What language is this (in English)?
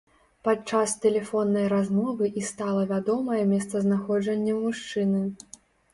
Belarusian